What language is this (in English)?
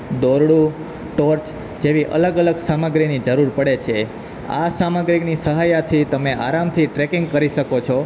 Gujarati